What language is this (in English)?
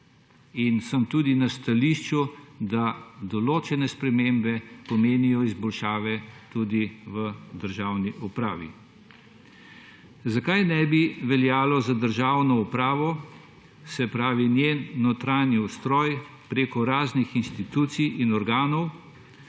Slovenian